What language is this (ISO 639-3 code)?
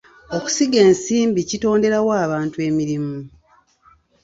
lug